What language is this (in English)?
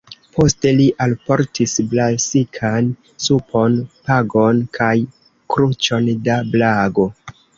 Esperanto